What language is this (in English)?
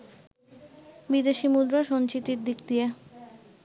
Bangla